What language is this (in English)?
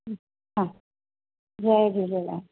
Sindhi